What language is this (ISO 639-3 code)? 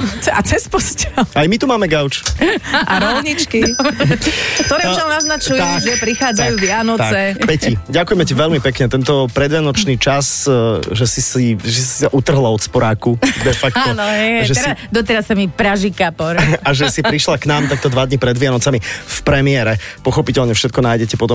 slk